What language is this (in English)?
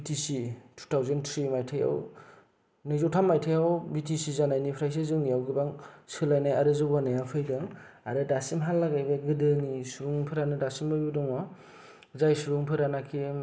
Bodo